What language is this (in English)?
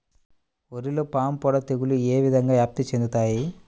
Telugu